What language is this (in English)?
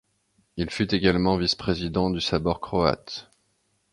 French